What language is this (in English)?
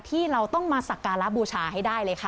Thai